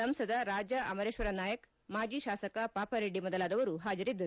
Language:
Kannada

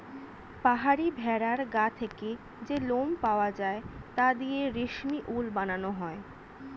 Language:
Bangla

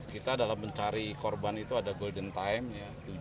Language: Indonesian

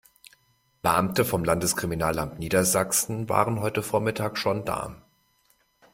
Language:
German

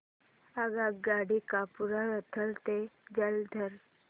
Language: Marathi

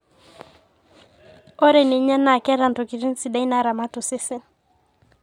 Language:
Masai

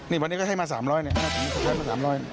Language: Thai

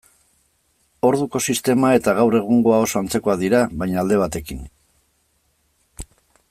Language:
Basque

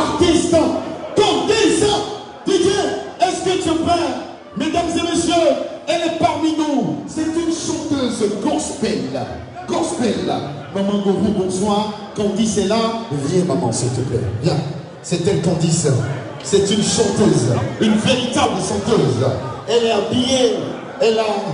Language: French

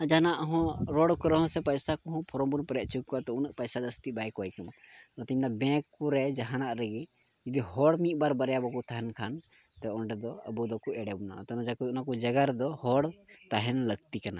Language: Santali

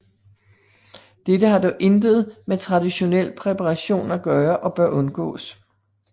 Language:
Danish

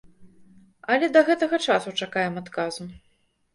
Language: Belarusian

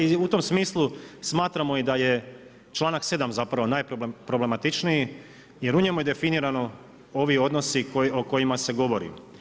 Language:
Croatian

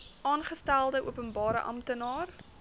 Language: Afrikaans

